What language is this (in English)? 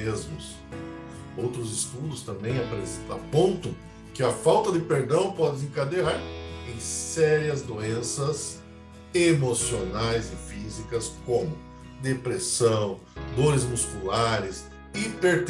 Portuguese